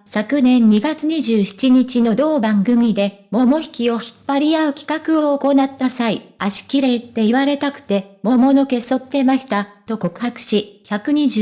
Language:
Japanese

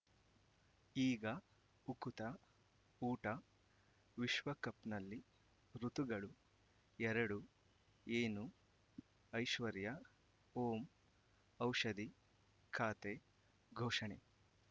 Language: Kannada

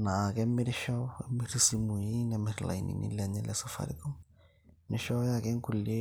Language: Masai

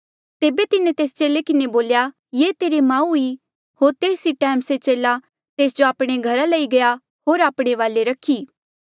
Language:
Mandeali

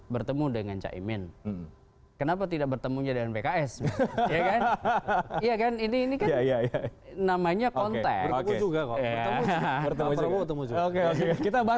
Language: Indonesian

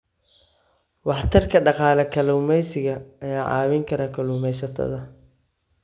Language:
Somali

